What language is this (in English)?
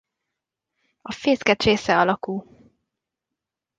Hungarian